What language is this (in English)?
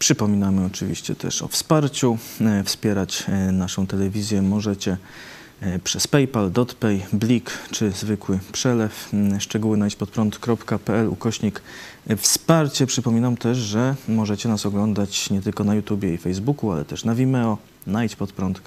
Polish